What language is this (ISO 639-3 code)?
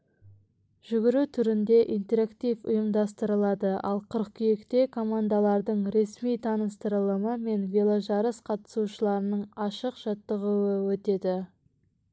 kaz